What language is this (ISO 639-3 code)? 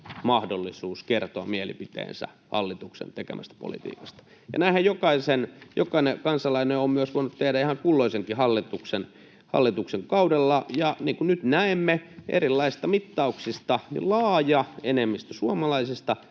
fin